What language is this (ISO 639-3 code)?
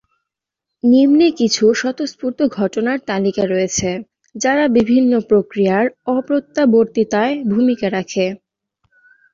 ben